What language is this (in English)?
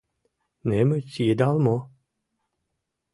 Mari